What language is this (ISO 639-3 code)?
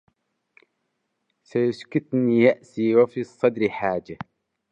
ara